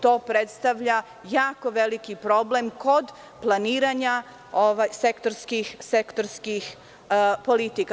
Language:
Serbian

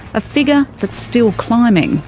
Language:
English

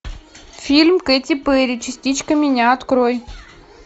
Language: Russian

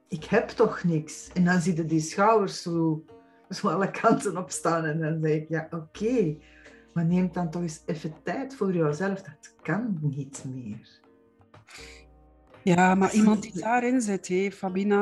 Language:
Dutch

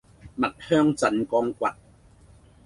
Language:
Cantonese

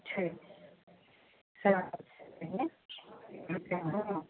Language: Maithili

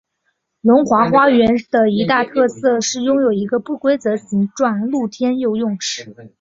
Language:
Chinese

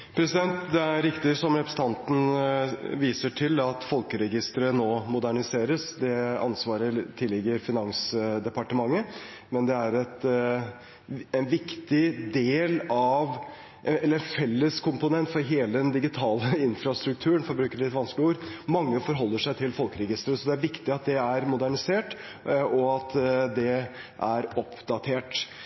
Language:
Norwegian Bokmål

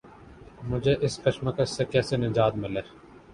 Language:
Urdu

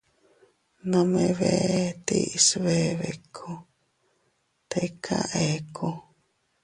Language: Teutila Cuicatec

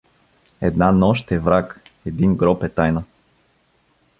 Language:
Bulgarian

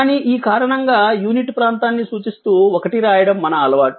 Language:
Telugu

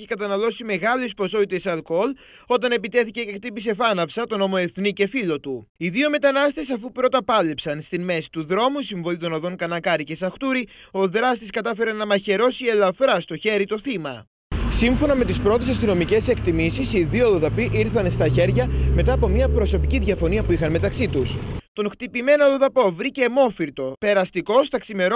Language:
Greek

